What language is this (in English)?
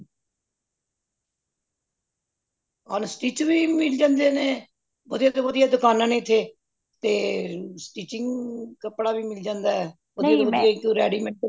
Punjabi